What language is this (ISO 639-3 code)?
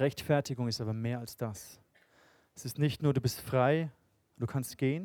deu